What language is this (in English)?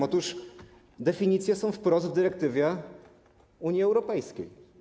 Polish